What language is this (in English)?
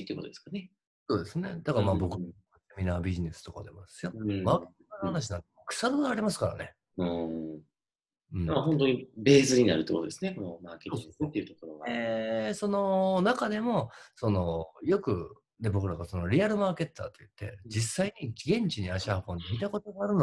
Japanese